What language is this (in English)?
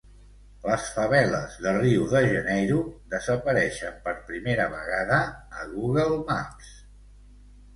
Catalan